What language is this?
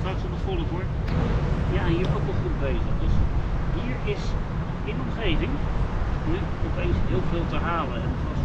Dutch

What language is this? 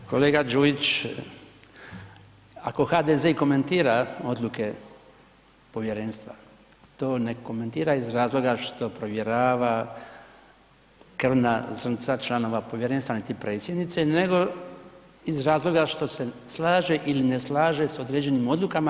Croatian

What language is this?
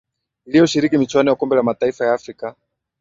Swahili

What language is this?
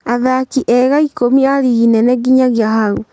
Kikuyu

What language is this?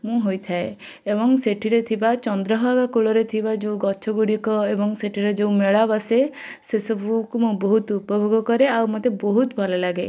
Odia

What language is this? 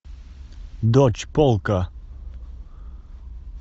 Russian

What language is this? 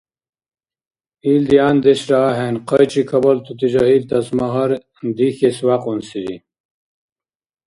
Dargwa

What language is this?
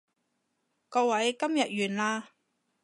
Cantonese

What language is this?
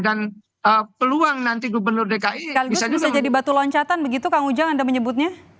Indonesian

